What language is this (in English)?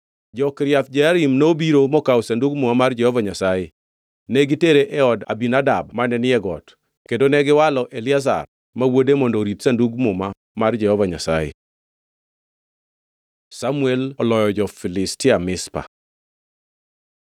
Luo (Kenya and Tanzania)